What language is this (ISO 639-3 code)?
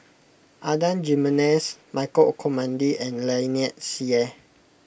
eng